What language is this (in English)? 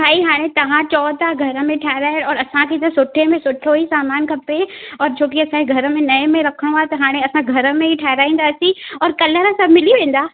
Sindhi